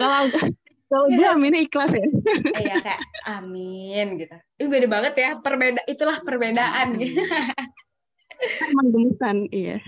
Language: Indonesian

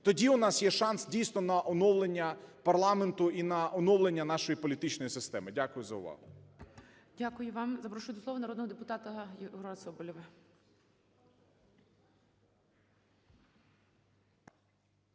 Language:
Ukrainian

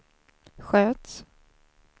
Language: Swedish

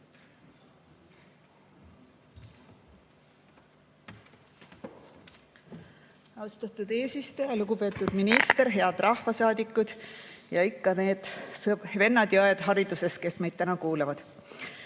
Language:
Estonian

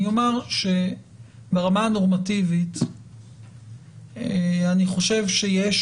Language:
Hebrew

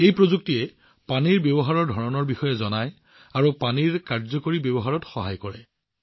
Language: Assamese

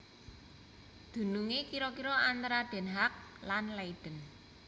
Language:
Javanese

